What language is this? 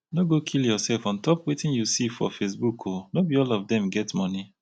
Nigerian Pidgin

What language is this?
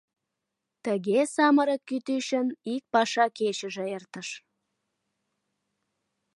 Mari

